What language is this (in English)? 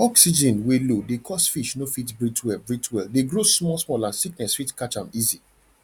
Nigerian Pidgin